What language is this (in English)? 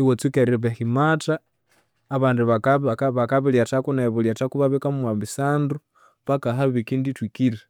Konzo